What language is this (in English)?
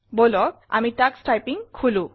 Assamese